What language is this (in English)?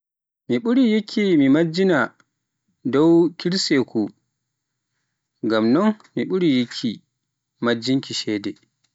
Pular